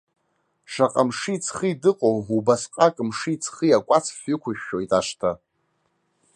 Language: Abkhazian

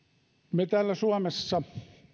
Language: Finnish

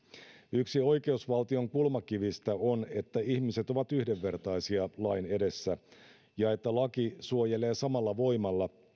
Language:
Finnish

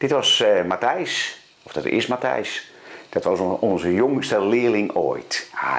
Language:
Dutch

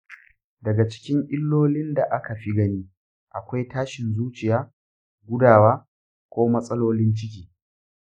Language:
Hausa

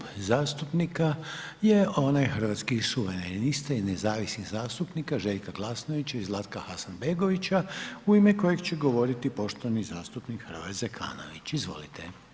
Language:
Croatian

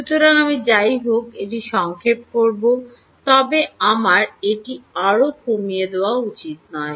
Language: Bangla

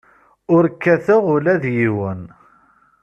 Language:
Kabyle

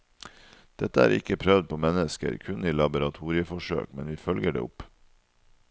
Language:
Norwegian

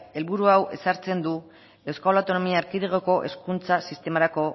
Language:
Basque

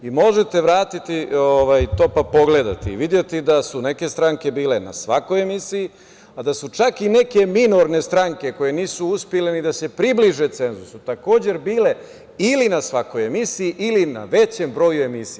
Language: Serbian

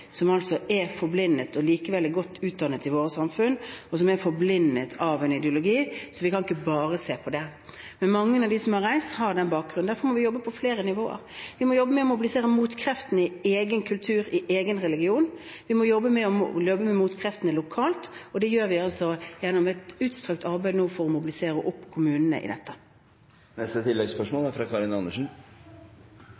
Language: Norwegian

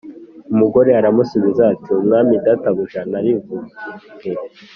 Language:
Kinyarwanda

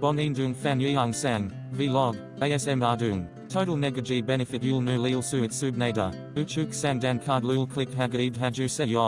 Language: Korean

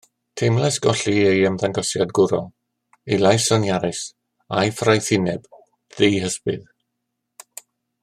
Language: Welsh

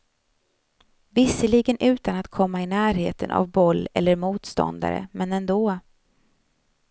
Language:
Swedish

